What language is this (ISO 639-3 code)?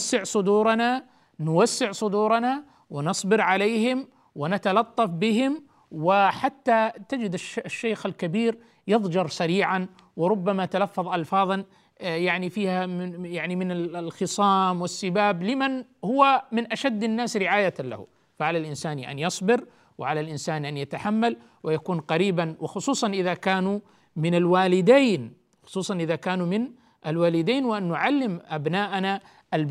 ara